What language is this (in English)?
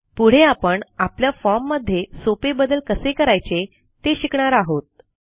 Marathi